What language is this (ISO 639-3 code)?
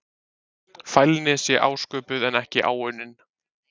isl